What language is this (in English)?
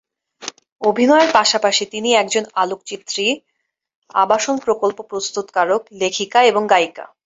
Bangla